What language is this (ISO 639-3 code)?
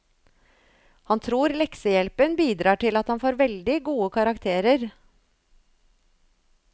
nor